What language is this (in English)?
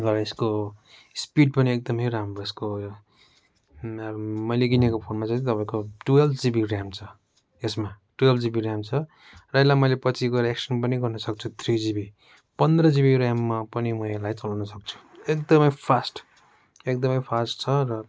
Nepali